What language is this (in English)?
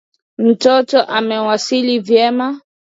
Swahili